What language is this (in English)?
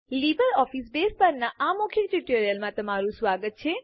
Gujarati